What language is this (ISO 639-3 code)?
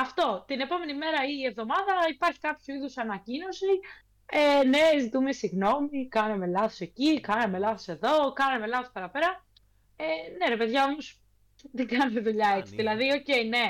ell